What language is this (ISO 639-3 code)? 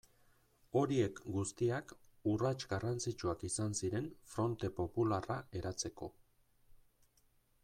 eus